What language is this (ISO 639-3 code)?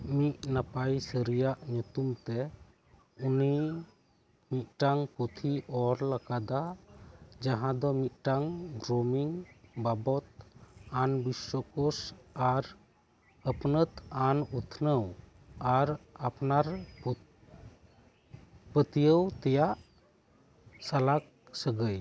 sat